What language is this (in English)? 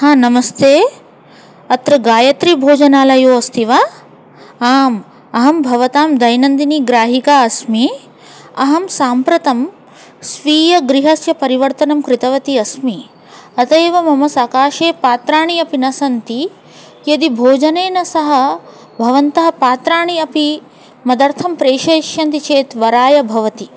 Sanskrit